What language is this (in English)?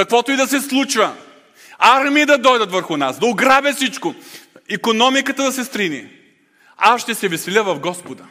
Bulgarian